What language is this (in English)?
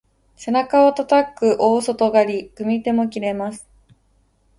Japanese